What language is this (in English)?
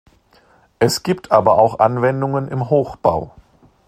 German